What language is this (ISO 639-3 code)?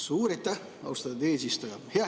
est